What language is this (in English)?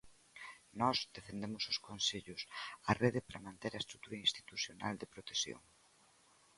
Galician